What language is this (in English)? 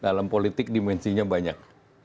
Indonesian